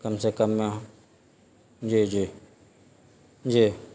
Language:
Urdu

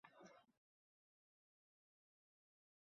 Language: Uzbek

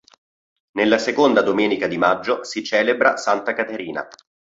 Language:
Italian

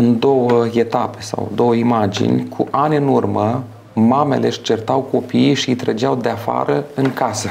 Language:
Romanian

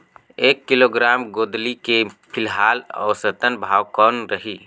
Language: Chhattisgarhi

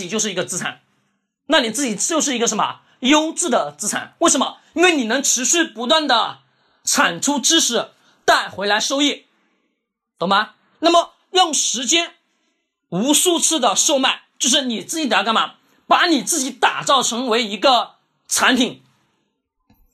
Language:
Chinese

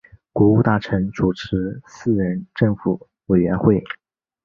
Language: Chinese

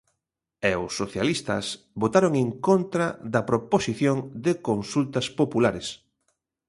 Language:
Galician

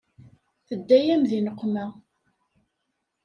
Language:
Kabyle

